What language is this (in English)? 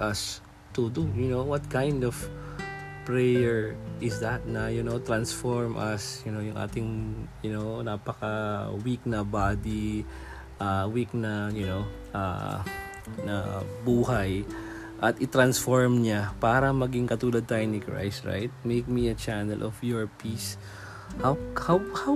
Filipino